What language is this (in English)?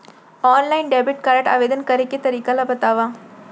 Chhattisgarhi